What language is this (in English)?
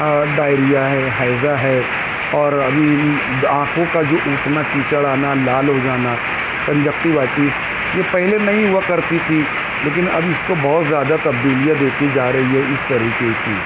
Urdu